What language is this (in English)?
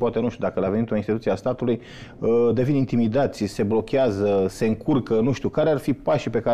Romanian